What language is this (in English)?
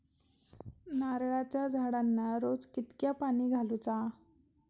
Marathi